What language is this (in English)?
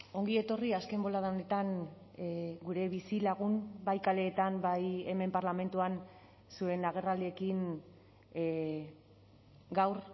Basque